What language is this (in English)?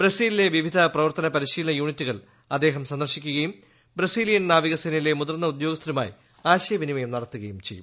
Malayalam